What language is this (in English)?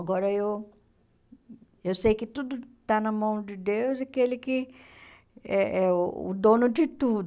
Portuguese